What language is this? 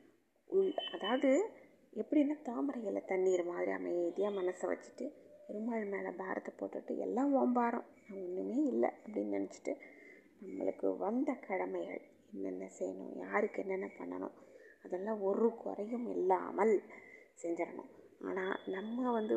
Tamil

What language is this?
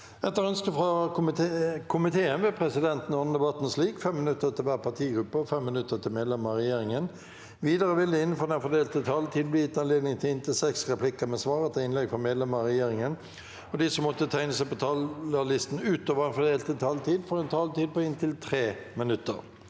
Norwegian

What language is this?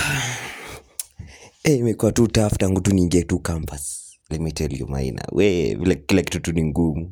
Swahili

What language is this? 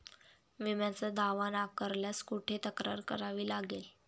Marathi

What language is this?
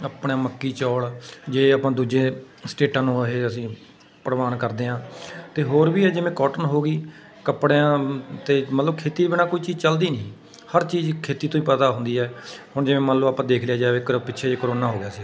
Punjabi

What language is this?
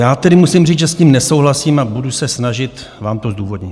Czech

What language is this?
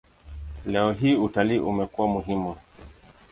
Swahili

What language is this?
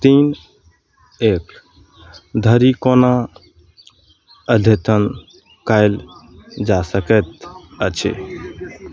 Maithili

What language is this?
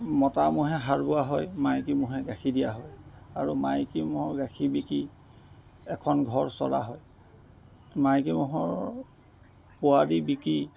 Assamese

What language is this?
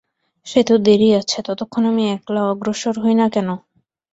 Bangla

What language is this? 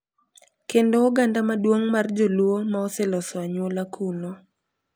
Luo (Kenya and Tanzania)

